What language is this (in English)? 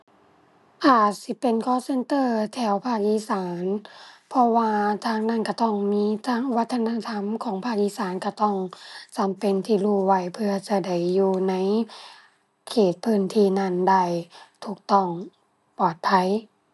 Thai